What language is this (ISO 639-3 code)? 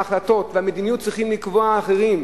heb